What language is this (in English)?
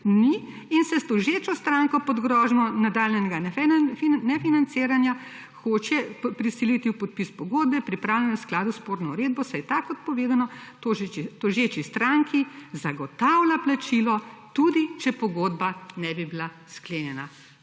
Slovenian